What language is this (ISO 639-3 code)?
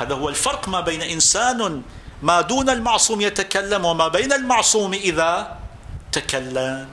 ara